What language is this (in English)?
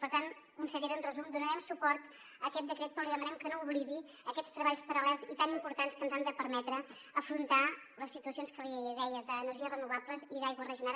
Catalan